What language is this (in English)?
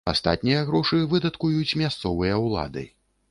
Belarusian